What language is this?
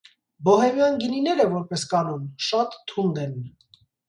Armenian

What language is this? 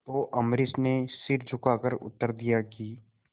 Hindi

